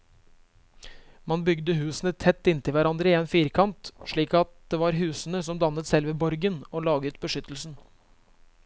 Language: Norwegian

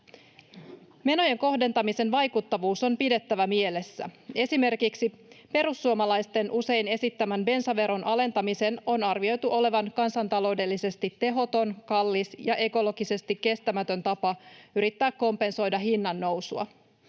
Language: Finnish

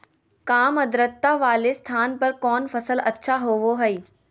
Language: Magahi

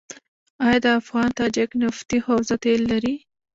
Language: Pashto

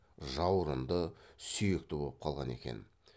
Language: Kazakh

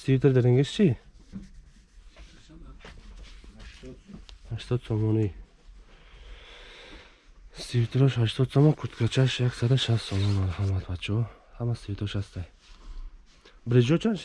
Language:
Turkish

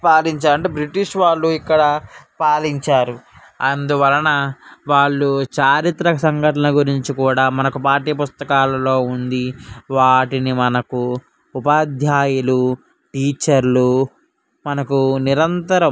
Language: Telugu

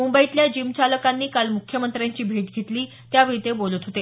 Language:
Marathi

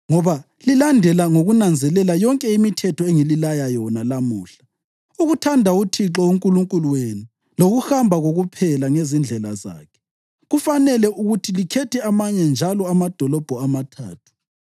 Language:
North Ndebele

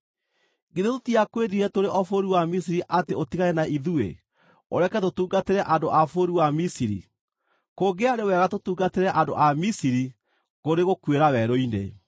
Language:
Kikuyu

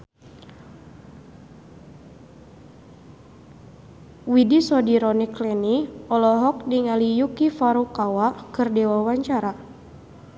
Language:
Sundanese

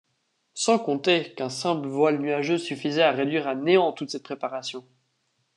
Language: French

